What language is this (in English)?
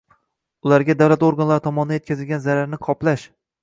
Uzbek